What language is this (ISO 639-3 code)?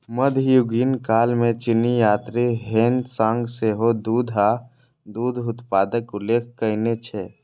mai